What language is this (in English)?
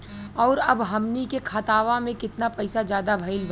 Bhojpuri